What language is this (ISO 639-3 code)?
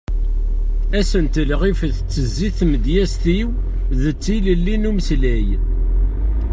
kab